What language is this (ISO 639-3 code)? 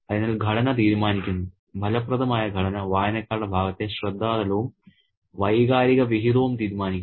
mal